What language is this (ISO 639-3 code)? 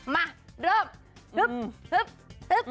tha